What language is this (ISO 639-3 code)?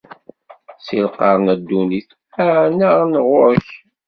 kab